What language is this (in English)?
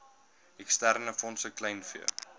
Afrikaans